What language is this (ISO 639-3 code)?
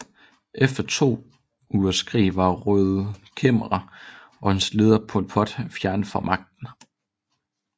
dan